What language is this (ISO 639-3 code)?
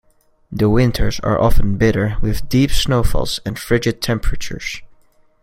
eng